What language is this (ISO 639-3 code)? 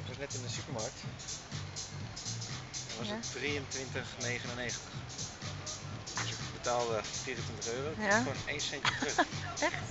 nld